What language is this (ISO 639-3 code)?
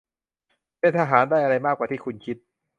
tha